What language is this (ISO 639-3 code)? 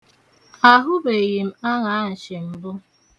ibo